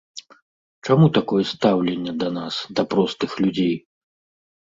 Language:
Belarusian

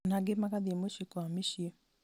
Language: Kikuyu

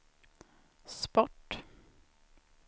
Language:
Swedish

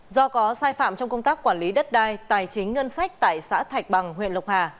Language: Vietnamese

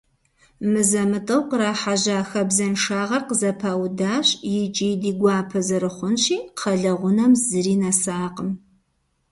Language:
Kabardian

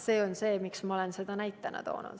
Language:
Estonian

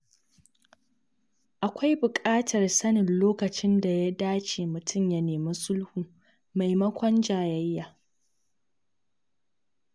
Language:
Hausa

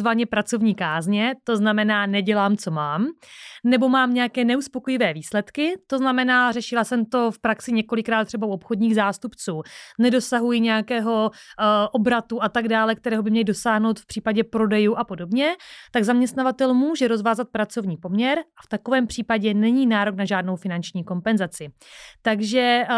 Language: Czech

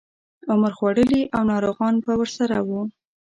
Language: Pashto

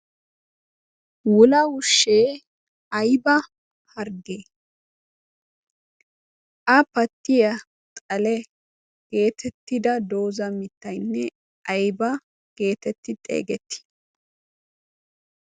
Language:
Wolaytta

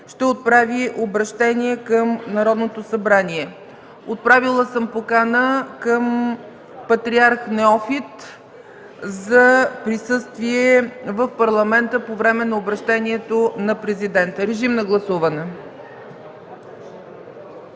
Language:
Bulgarian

